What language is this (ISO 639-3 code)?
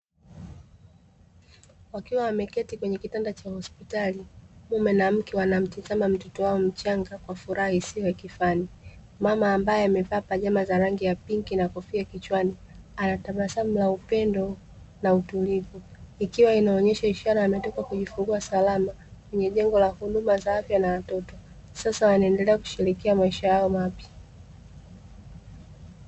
swa